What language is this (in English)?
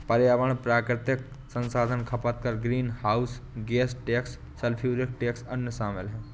Hindi